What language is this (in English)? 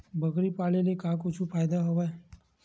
Chhattisgarhi